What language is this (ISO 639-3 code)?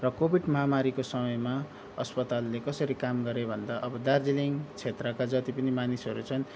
nep